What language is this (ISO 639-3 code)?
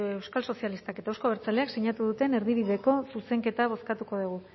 eus